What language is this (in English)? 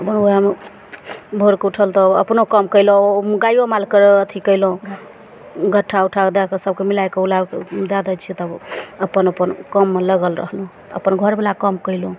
Maithili